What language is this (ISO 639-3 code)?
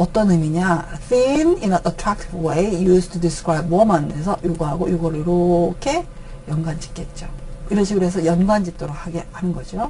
kor